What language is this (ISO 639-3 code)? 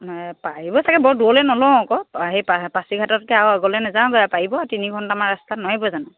asm